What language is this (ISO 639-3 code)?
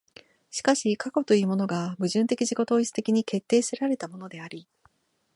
jpn